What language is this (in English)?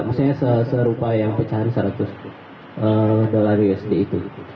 Indonesian